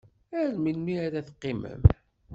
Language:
Kabyle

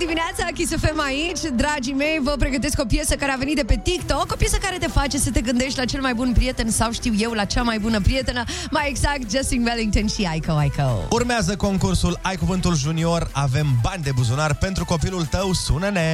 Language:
Romanian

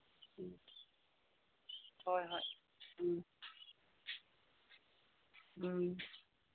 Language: Manipuri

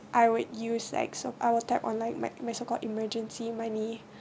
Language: English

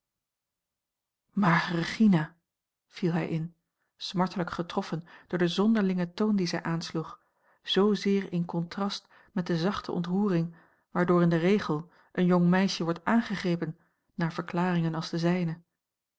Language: Dutch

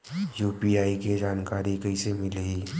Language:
Chhattisgarhi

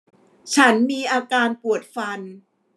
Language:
Thai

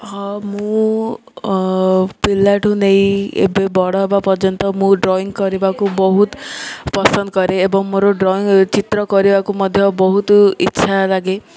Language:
Odia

